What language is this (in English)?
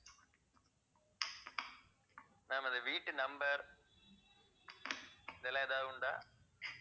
Tamil